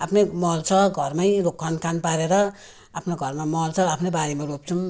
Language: Nepali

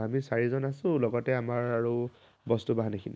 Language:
Assamese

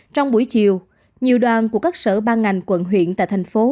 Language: Vietnamese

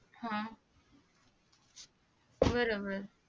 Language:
Marathi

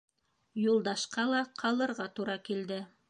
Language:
Bashkir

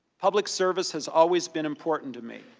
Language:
English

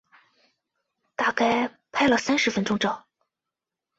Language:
Chinese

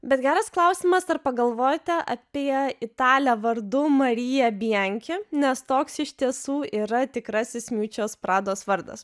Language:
Lithuanian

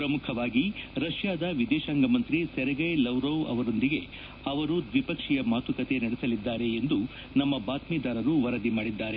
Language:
Kannada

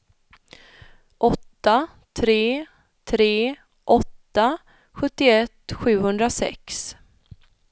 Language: Swedish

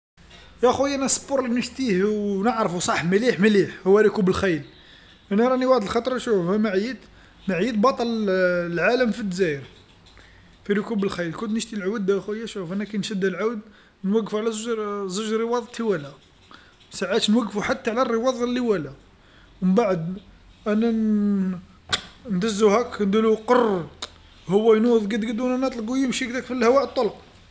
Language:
Algerian Arabic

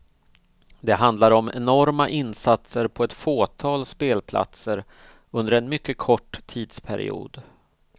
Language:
Swedish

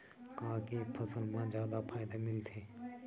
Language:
Chhattisgarhi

